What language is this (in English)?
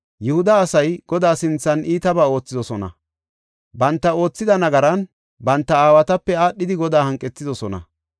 Gofa